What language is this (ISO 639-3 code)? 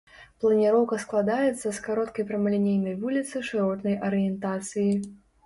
bel